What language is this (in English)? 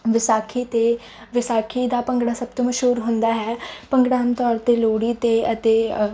Punjabi